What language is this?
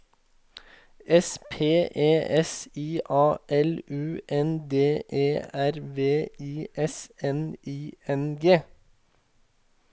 Norwegian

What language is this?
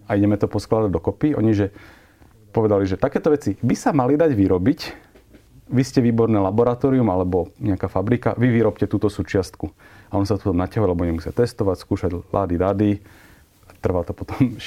Slovak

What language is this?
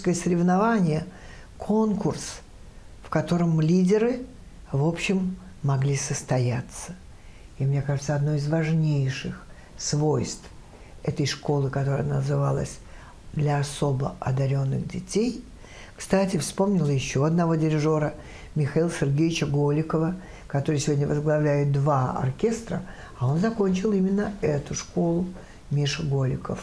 Russian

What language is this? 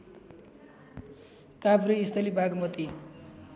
Nepali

